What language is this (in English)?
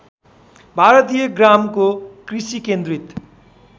Nepali